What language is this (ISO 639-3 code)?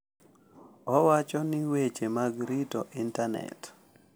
luo